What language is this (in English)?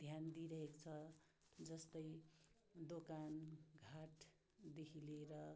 Nepali